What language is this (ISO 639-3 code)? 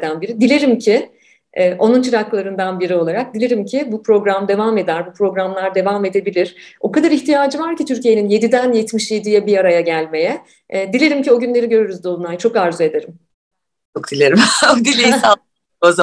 tur